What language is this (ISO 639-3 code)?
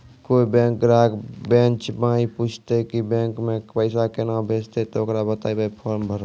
mai